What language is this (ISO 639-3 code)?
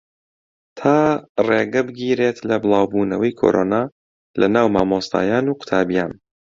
ckb